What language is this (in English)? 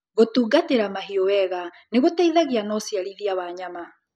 Kikuyu